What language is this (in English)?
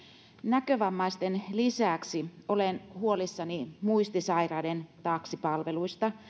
Finnish